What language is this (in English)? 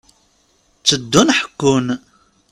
Kabyle